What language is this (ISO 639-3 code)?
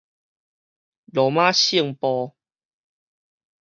nan